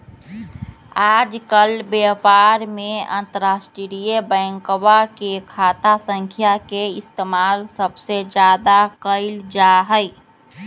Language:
Magahi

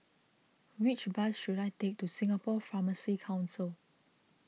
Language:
English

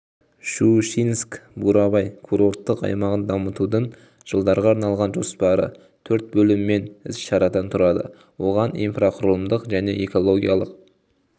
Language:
Kazakh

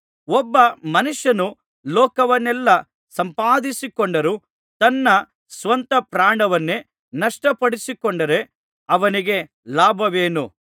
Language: Kannada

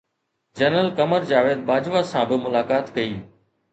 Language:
Sindhi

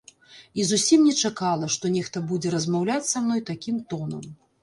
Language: Belarusian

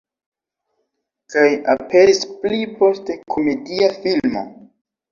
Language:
Esperanto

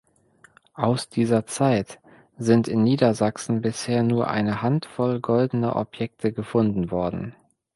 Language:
German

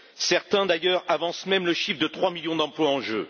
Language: French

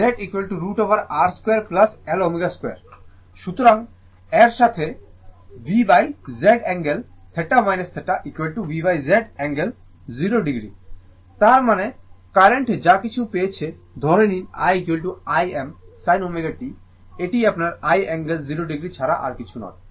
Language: Bangla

